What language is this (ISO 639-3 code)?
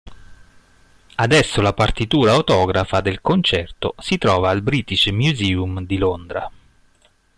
ita